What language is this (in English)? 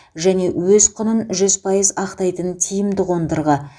Kazakh